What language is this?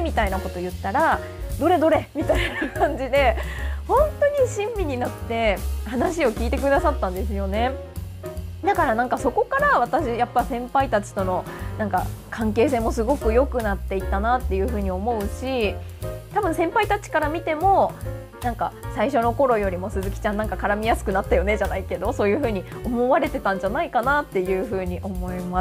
Japanese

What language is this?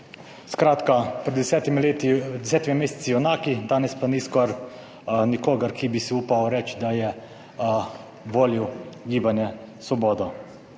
Slovenian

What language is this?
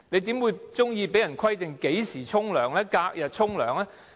Cantonese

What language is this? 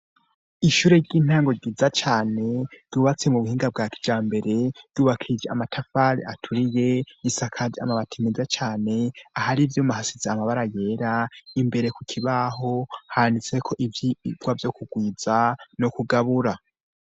Rundi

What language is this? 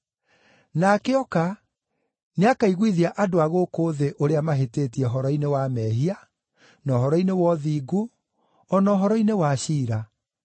Kikuyu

